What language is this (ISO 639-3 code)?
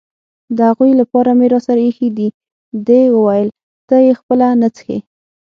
pus